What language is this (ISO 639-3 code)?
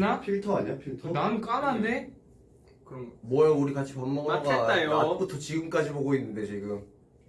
kor